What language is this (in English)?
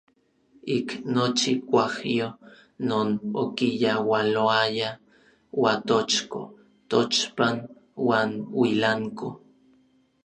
Orizaba Nahuatl